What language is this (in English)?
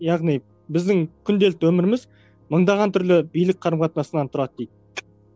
Kazakh